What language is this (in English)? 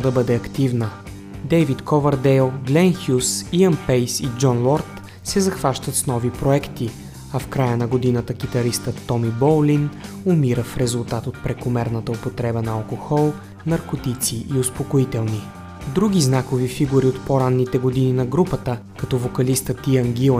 Bulgarian